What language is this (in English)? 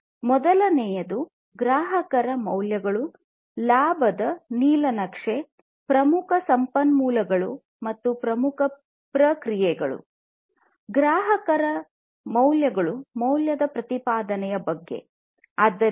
Kannada